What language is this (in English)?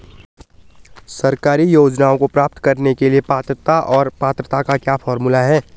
Hindi